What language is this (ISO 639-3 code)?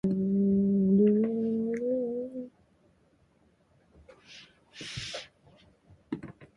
jpn